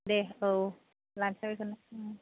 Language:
Bodo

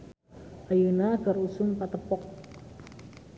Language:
Sundanese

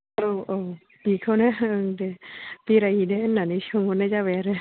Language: Bodo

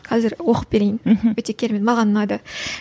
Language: Kazakh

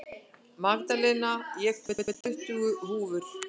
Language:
Icelandic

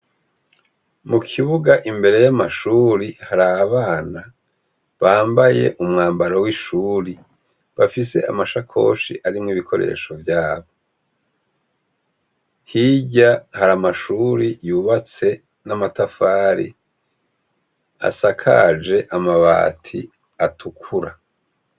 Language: Rundi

